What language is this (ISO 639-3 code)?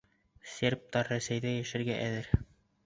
bak